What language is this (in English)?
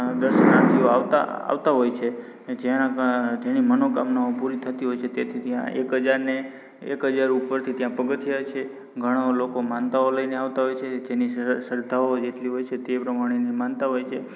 Gujarati